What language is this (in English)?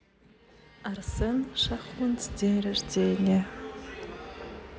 Russian